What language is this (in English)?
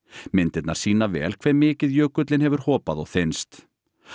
Icelandic